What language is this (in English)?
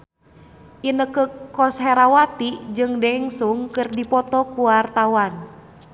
Sundanese